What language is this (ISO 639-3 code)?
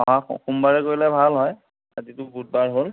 asm